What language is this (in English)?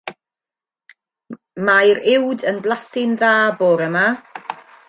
Welsh